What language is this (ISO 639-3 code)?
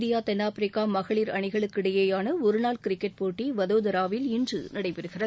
tam